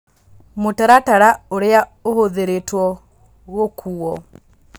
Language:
Kikuyu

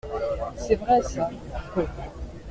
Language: French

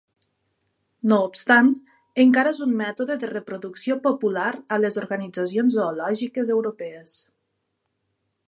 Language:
Catalan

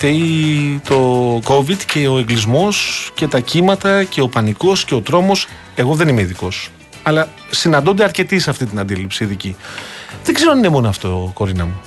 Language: Greek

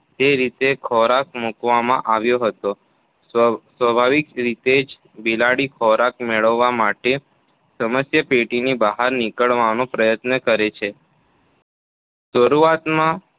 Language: Gujarati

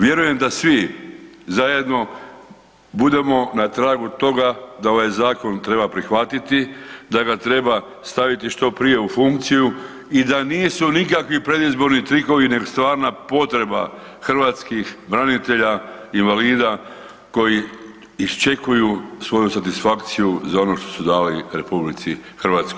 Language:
Croatian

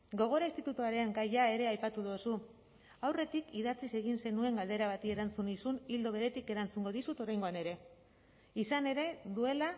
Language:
Basque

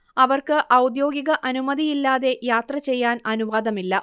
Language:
Malayalam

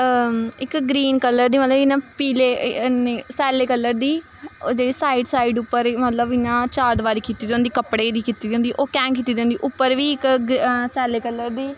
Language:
Dogri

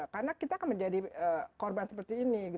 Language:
Indonesian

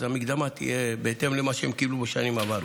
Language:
Hebrew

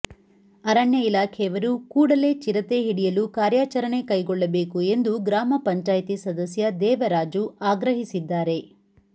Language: Kannada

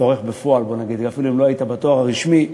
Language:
Hebrew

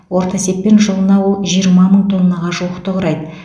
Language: Kazakh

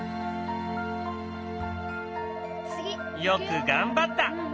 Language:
Japanese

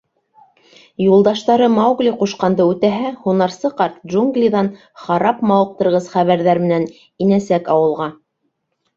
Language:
Bashkir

